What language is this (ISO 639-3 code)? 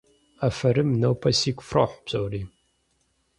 kbd